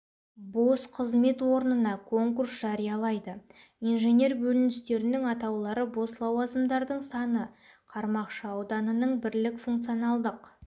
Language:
Kazakh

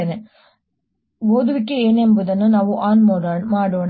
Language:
Kannada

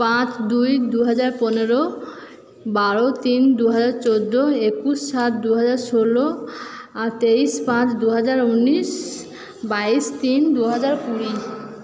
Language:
Bangla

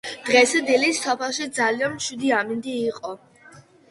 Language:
Georgian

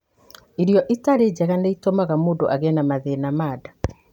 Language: Kikuyu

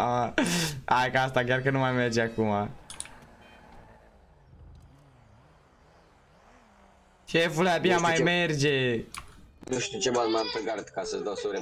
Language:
Romanian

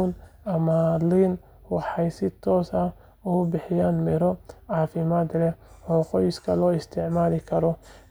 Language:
Somali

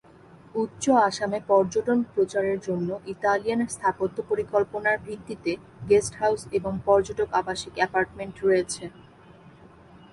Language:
Bangla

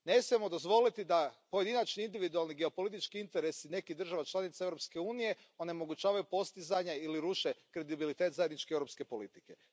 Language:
Croatian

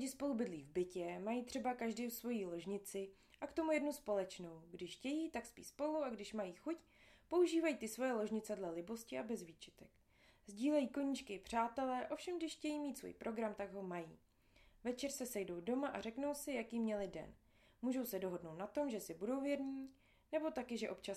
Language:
Czech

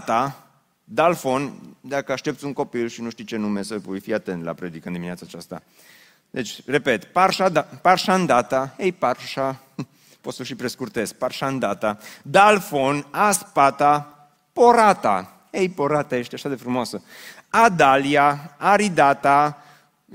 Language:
Romanian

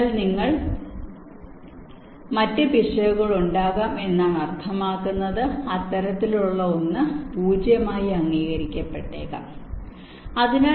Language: Malayalam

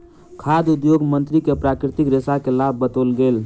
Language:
Maithili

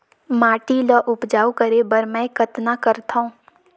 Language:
Chhattisgarhi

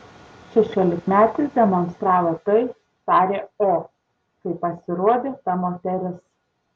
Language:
Lithuanian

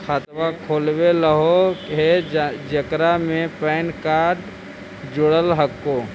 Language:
Magahi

